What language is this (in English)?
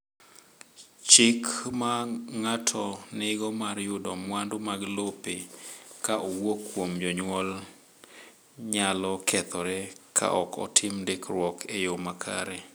Luo (Kenya and Tanzania)